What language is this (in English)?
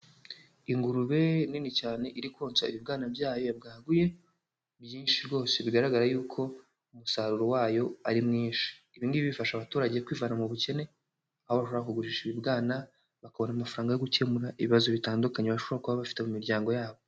Kinyarwanda